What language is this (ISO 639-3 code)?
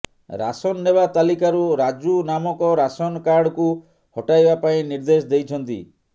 ori